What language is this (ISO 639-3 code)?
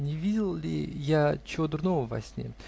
rus